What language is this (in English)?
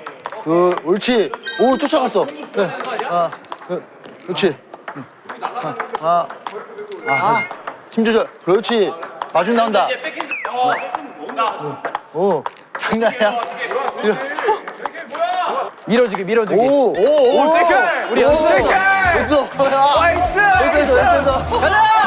Korean